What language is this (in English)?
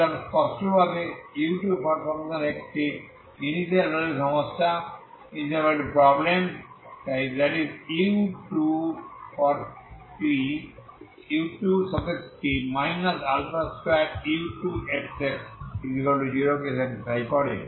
Bangla